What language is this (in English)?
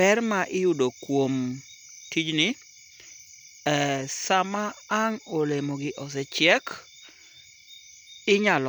Luo (Kenya and Tanzania)